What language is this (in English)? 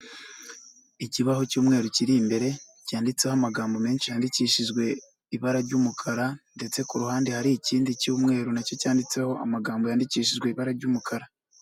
Kinyarwanda